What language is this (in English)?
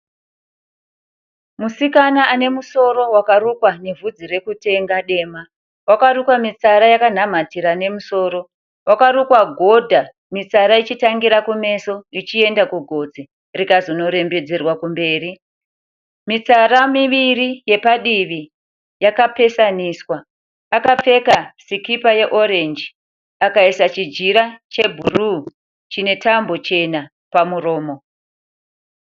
Shona